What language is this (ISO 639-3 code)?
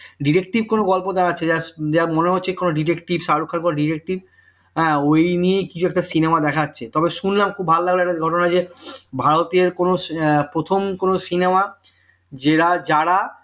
ben